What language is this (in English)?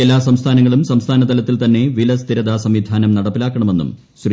Malayalam